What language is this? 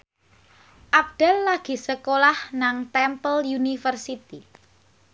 Javanese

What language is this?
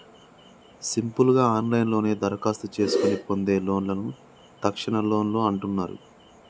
Telugu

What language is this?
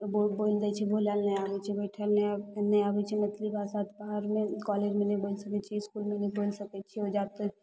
Maithili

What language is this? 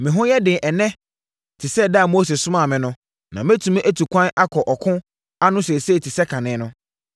Akan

